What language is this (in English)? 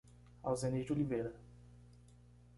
Portuguese